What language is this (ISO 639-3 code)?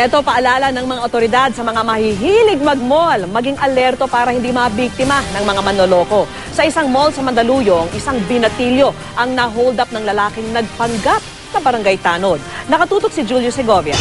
fil